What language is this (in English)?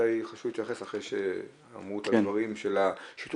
Hebrew